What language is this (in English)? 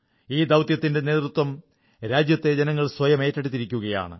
Malayalam